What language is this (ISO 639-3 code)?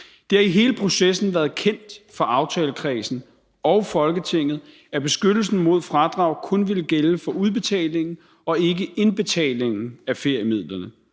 dan